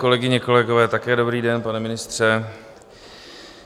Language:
Czech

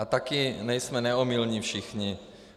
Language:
Czech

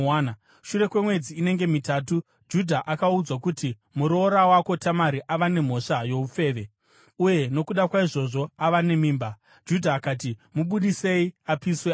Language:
Shona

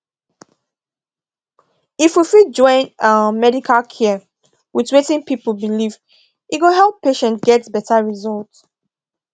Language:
Nigerian Pidgin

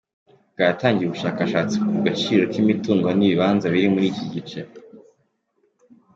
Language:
Kinyarwanda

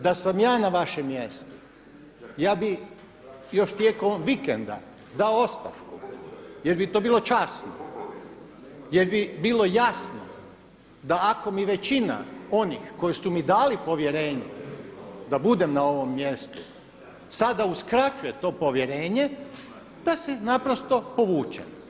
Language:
Croatian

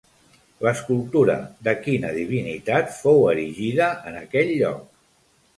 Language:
Catalan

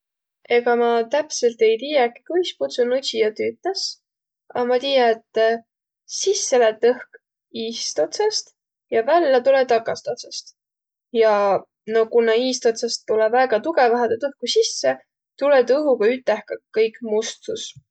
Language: Võro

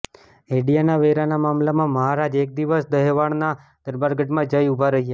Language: Gujarati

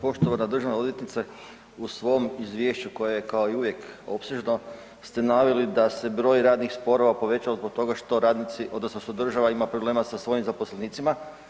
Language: Croatian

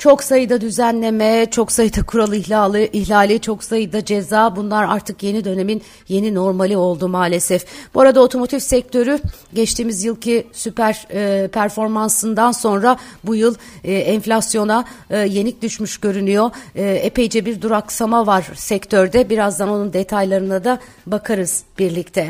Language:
Turkish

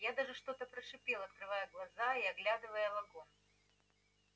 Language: Russian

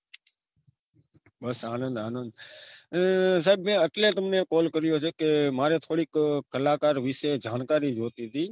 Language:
Gujarati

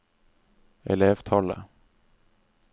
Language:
Norwegian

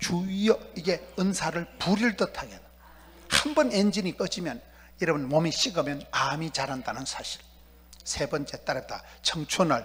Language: Korean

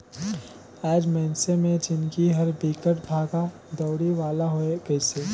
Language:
Chhattisgarhi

